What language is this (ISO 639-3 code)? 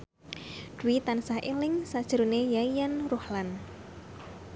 jav